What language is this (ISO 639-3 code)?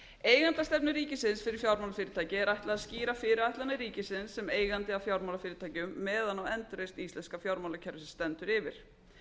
isl